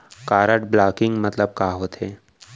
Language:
Chhattisgarhi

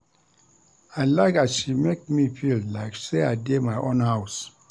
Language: Nigerian Pidgin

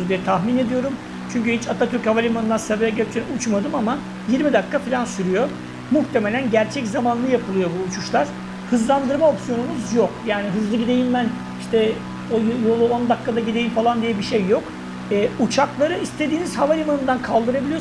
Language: Turkish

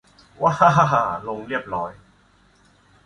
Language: Thai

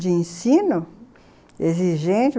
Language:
Portuguese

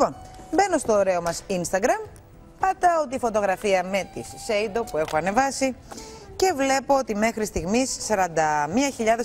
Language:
Greek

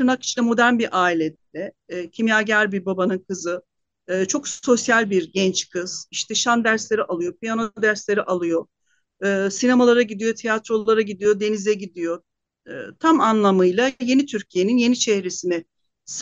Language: Turkish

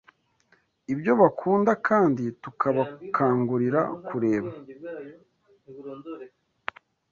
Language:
Kinyarwanda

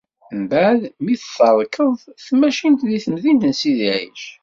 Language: Kabyle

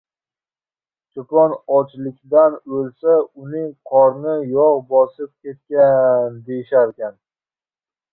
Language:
Uzbek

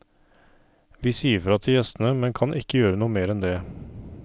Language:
Norwegian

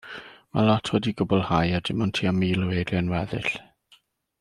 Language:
Welsh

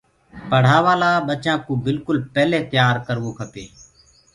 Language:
Gurgula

